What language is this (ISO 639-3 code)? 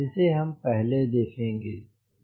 hin